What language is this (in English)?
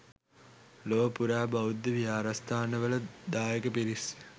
Sinhala